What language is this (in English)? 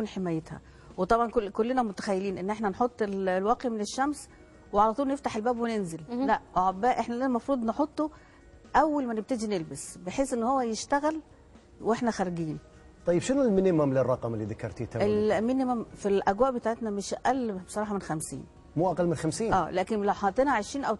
Arabic